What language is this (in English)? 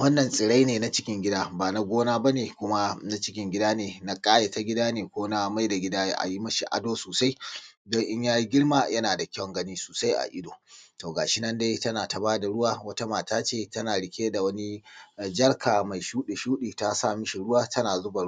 Hausa